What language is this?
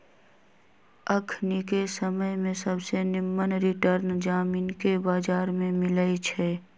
Magahi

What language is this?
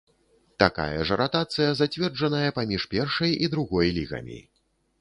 Belarusian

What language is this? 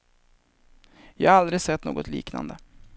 Swedish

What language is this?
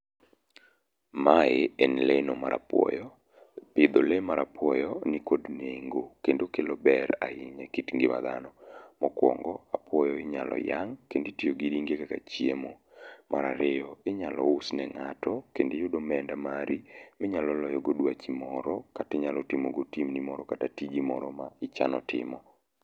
Luo (Kenya and Tanzania)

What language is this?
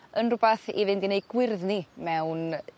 Welsh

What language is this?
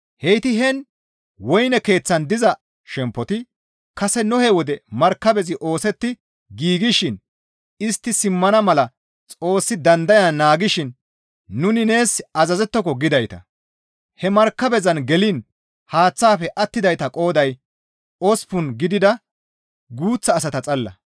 Gamo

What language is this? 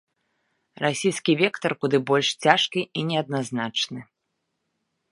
Belarusian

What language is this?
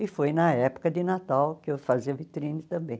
Portuguese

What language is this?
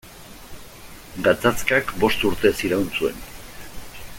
Basque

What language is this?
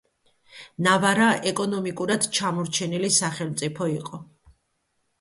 Georgian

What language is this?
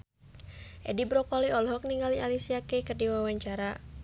Sundanese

